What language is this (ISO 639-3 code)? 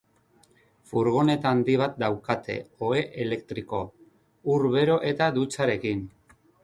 eus